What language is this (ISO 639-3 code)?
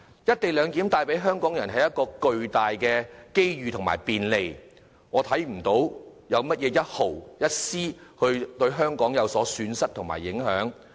yue